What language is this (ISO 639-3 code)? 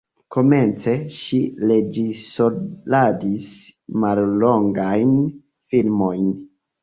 epo